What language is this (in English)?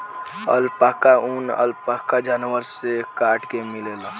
Bhojpuri